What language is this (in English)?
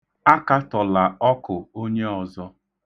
Igbo